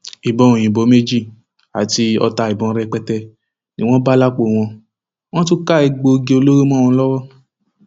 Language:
Yoruba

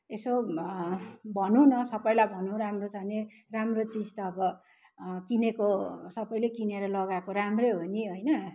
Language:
Nepali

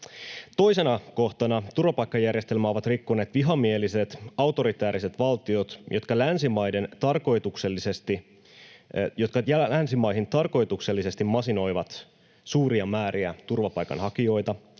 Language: Finnish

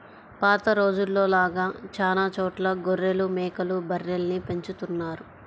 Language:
Telugu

